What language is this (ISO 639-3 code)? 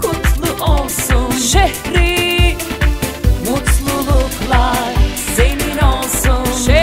ron